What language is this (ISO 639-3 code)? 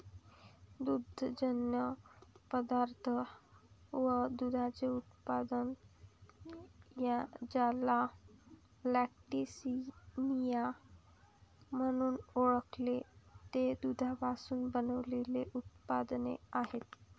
mar